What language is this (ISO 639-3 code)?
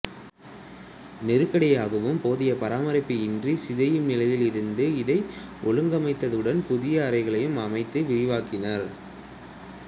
tam